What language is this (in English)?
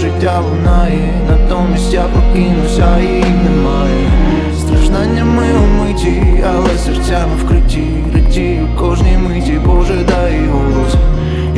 Ukrainian